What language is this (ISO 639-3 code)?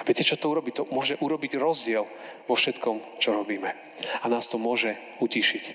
slk